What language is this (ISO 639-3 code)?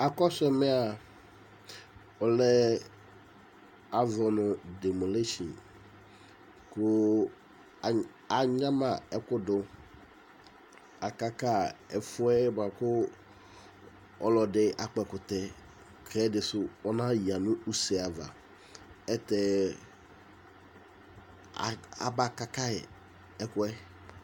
kpo